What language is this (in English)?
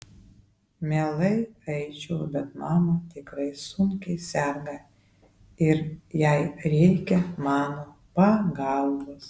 Lithuanian